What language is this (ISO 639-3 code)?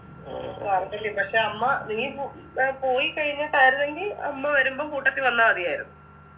mal